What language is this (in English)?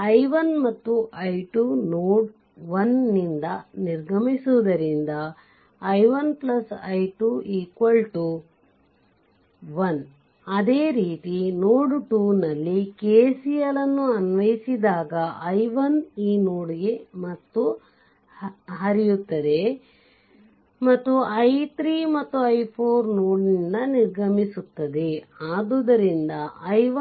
Kannada